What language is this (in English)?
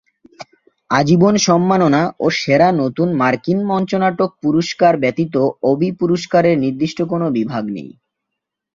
Bangla